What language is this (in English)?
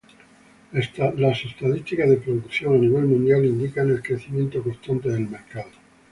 Spanish